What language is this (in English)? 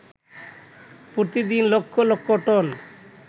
Bangla